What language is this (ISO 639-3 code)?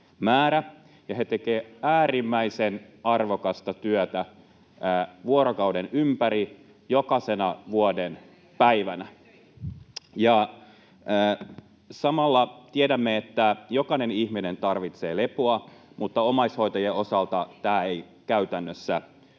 fin